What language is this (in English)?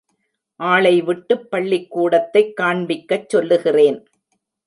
Tamil